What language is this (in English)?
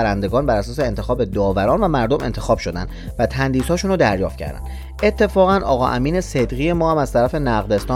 Persian